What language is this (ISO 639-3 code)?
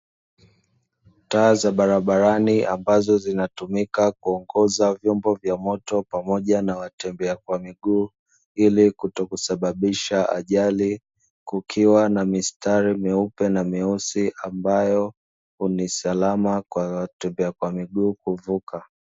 swa